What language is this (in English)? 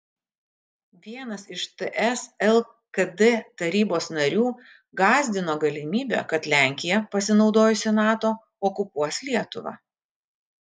Lithuanian